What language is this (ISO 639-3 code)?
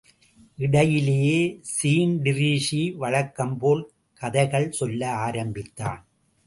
tam